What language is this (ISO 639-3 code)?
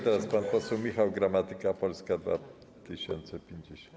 pol